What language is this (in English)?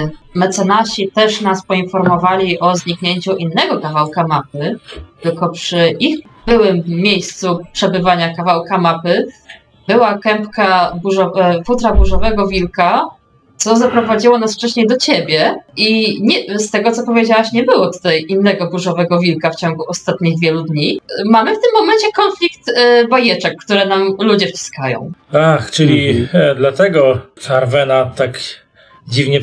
Polish